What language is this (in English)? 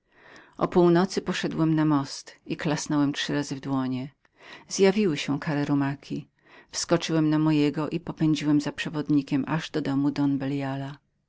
Polish